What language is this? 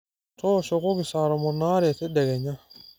Masai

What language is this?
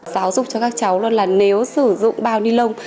Vietnamese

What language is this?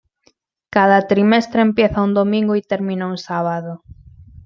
Spanish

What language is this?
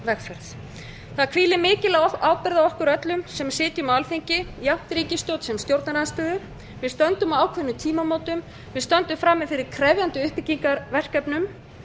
Icelandic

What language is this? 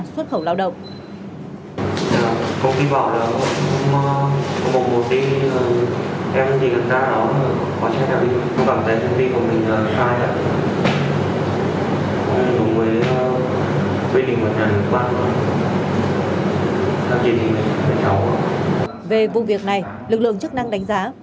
Vietnamese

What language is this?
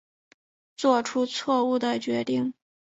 Chinese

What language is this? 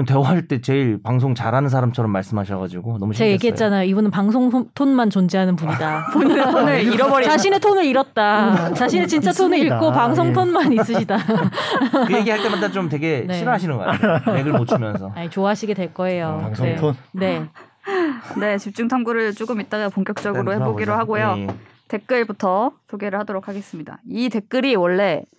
Korean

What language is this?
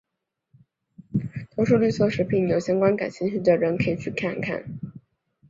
Chinese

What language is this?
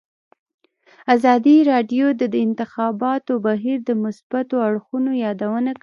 Pashto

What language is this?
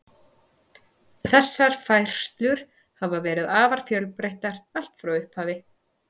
Icelandic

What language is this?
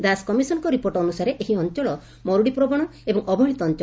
Odia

